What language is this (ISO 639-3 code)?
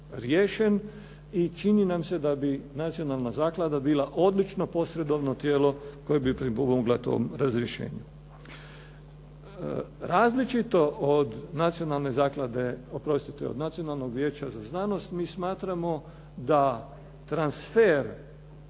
hrv